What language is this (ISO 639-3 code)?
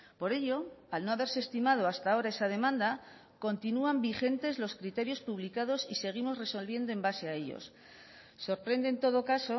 spa